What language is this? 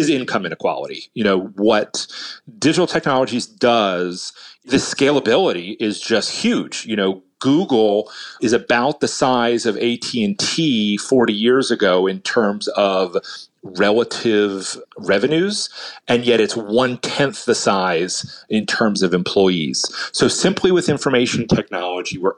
English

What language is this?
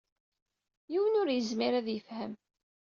Kabyle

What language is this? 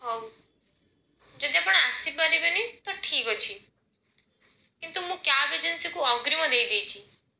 Odia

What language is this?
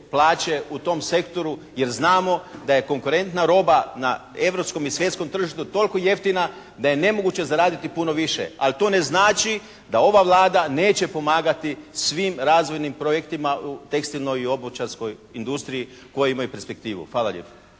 Croatian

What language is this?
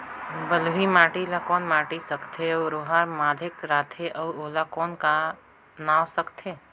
Chhattisgarhi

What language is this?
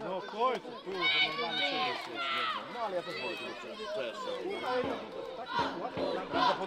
Polish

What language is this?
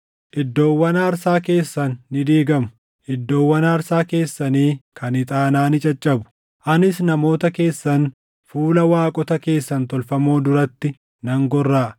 Oromo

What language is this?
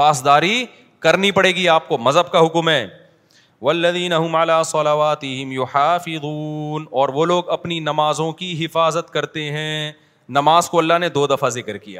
Urdu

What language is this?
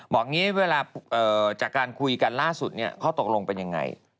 Thai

